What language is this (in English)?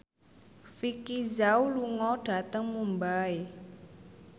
Javanese